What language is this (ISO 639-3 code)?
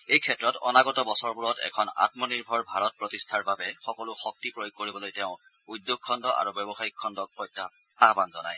asm